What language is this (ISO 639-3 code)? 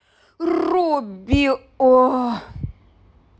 rus